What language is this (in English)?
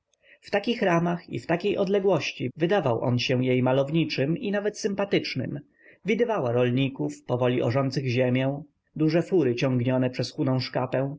Polish